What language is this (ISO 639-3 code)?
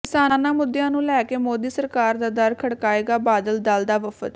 pan